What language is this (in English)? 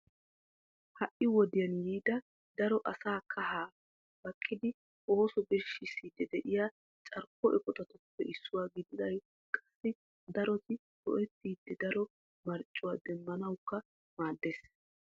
Wolaytta